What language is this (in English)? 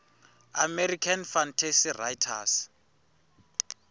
Tsonga